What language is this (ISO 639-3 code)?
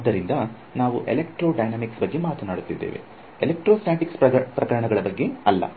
kan